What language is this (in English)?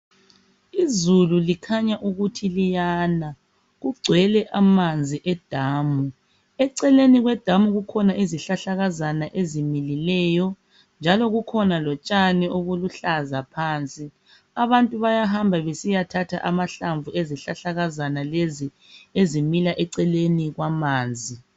North Ndebele